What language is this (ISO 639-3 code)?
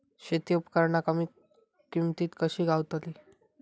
mar